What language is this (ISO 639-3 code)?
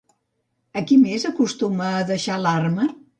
cat